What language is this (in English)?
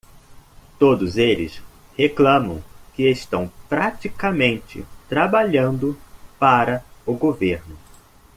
Portuguese